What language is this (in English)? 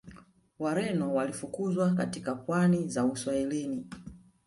Swahili